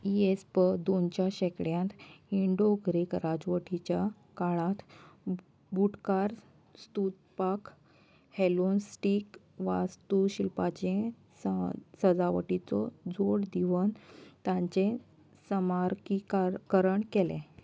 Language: Konkani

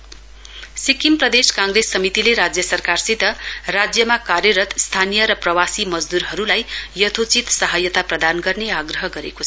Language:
Nepali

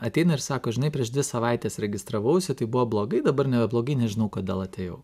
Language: Lithuanian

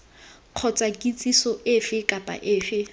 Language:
Tswana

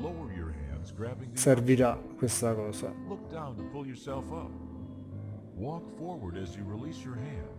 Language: Italian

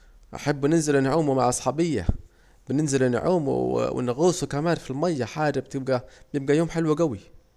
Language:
Saidi Arabic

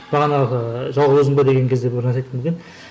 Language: Kazakh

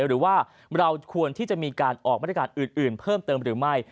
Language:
Thai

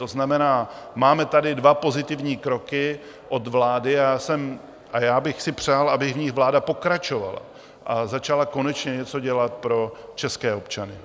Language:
Czech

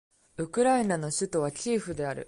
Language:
Japanese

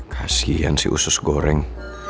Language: Indonesian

